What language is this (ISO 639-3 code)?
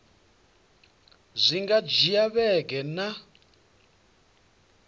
ven